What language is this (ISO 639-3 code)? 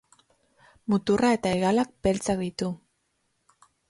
eus